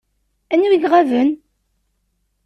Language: Kabyle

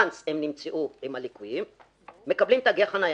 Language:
Hebrew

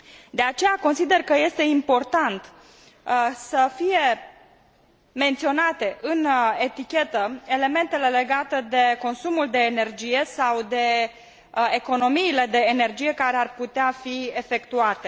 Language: Romanian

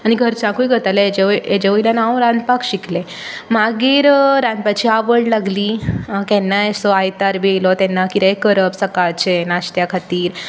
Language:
Konkani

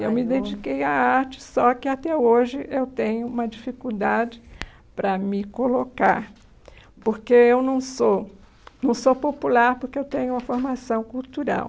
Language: Portuguese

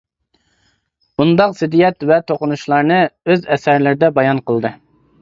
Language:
Uyghur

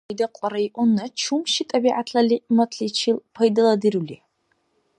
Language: Dargwa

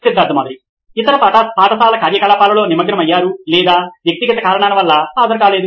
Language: Telugu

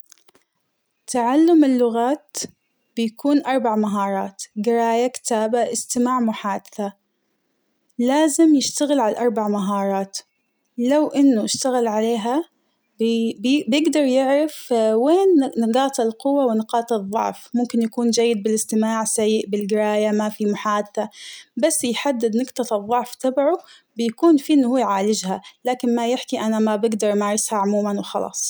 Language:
Hijazi Arabic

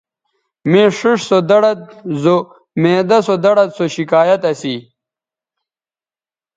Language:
Bateri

